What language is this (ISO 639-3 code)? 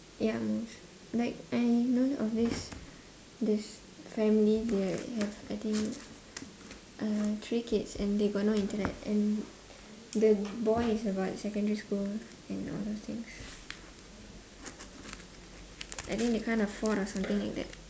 eng